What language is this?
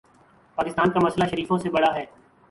Urdu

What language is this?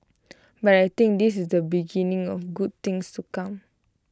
English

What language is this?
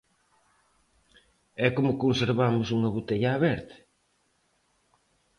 Galician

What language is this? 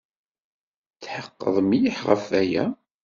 Kabyle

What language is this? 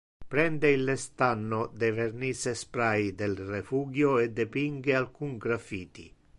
Interlingua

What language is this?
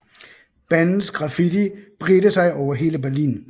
Danish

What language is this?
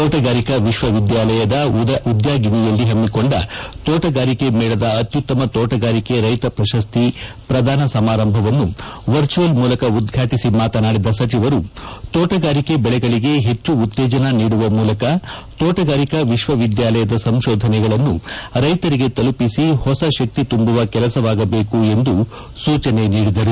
Kannada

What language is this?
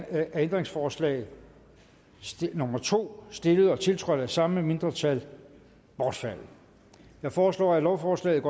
Danish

